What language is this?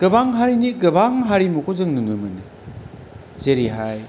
Bodo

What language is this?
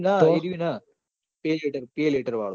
Gujarati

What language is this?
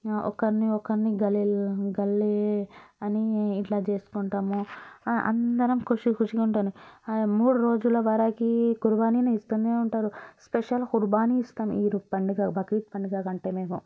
Telugu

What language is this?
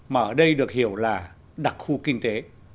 Vietnamese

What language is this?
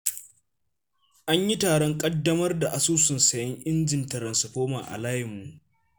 Hausa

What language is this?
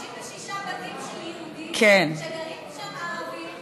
Hebrew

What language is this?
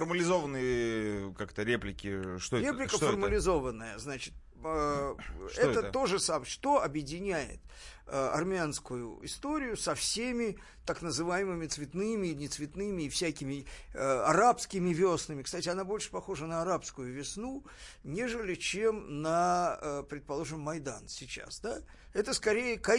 Russian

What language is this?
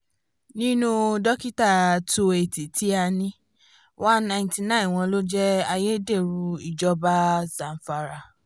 Yoruba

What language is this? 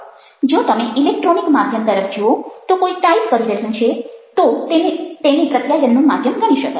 Gujarati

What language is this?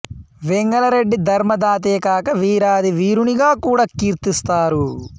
Telugu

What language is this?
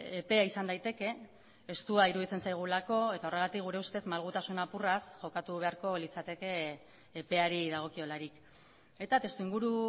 Basque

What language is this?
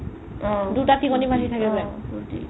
Assamese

